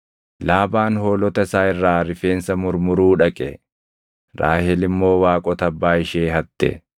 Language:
Oromo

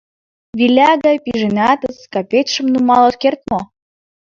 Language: Mari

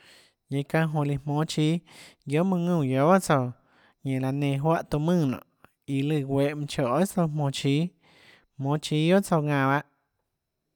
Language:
Tlacoatzintepec Chinantec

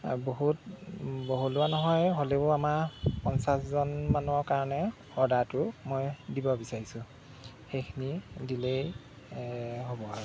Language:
Assamese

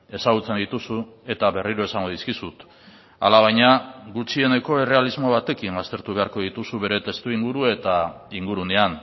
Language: Basque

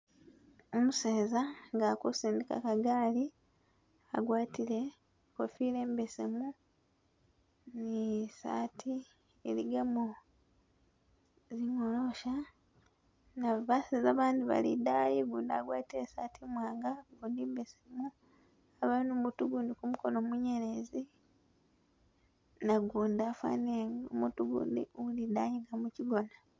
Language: Masaaba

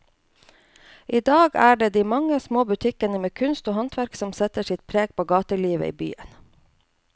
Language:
Norwegian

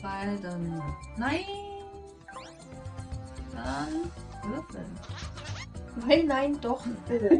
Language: German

